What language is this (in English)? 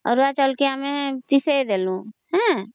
Odia